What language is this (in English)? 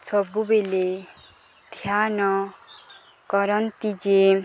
Odia